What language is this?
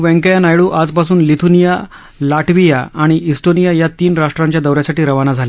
Marathi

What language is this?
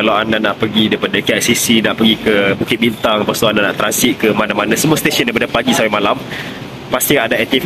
Malay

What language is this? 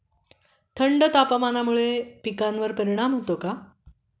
Marathi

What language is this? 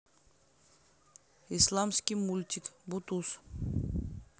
Russian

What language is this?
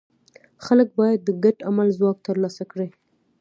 Pashto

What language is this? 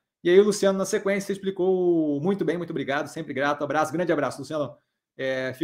Portuguese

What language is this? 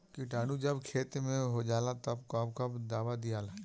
Bhojpuri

